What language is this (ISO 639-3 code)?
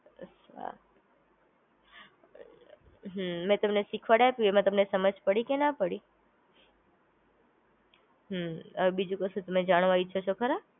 guj